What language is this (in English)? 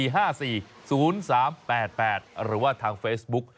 Thai